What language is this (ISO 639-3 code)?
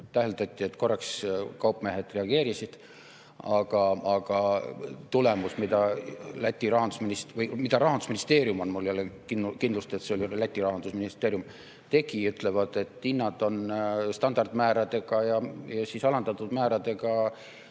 est